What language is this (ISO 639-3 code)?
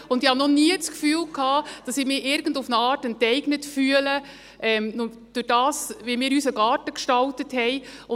gsw